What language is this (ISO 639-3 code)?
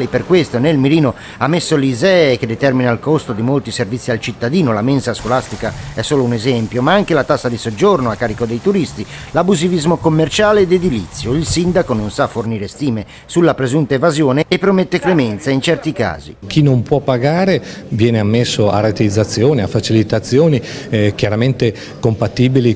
ita